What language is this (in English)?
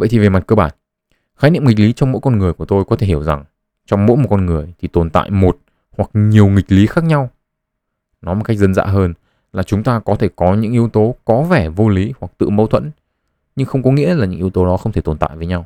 Vietnamese